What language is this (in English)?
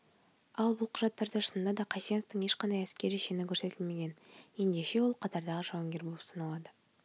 Kazakh